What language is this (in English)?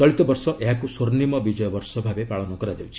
Odia